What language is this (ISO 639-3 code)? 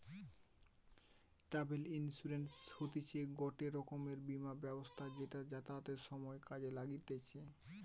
ben